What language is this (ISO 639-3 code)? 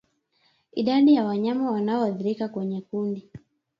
swa